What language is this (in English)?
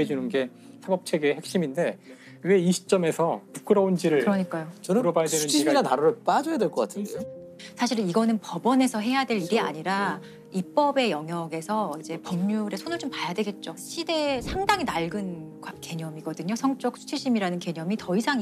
Korean